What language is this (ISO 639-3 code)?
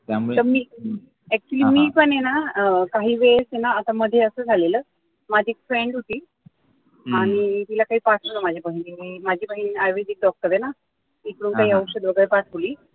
mar